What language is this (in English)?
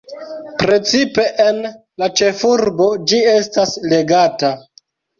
Esperanto